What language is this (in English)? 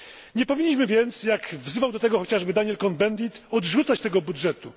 Polish